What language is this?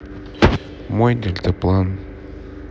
Russian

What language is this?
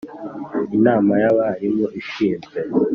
Kinyarwanda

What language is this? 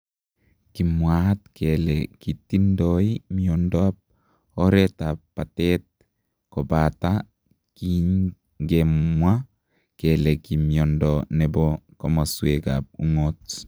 Kalenjin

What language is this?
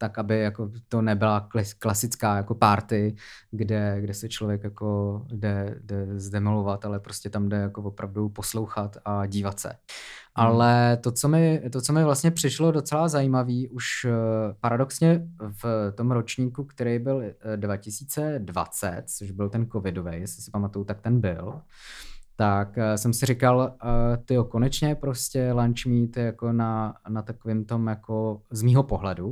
Czech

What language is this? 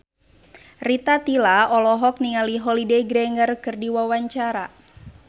Sundanese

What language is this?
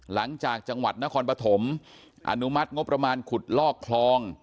Thai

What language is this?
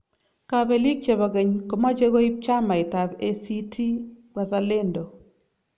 Kalenjin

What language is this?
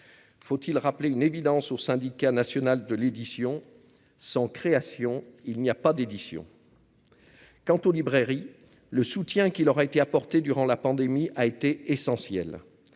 French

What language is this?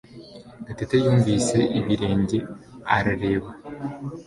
Kinyarwanda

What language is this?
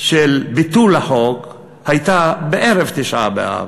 Hebrew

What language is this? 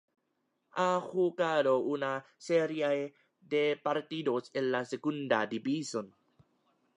Spanish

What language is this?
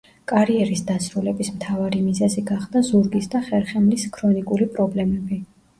Georgian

